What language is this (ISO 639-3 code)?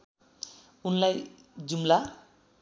nep